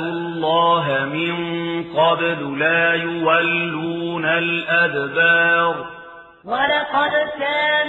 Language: Arabic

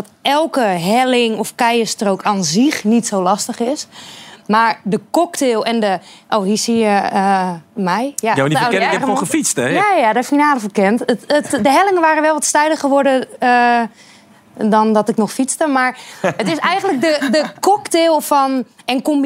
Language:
Dutch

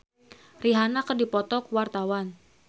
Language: Sundanese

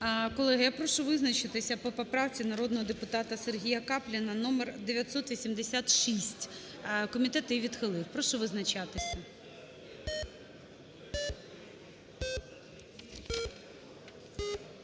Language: Ukrainian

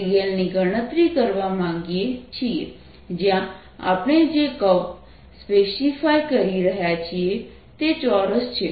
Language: Gujarati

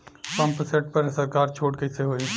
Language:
Bhojpuri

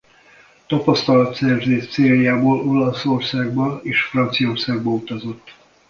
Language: Hungarian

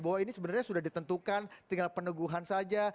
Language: Indonesian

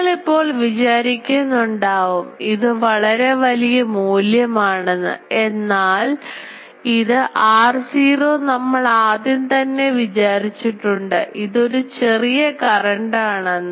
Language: Malayalam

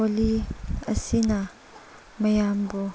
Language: Manipuri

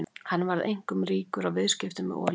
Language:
Icelandic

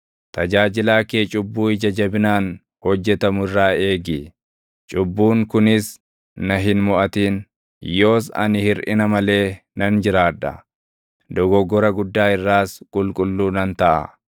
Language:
Oromo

